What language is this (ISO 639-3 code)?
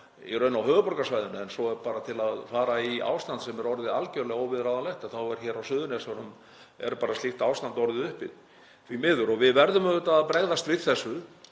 isl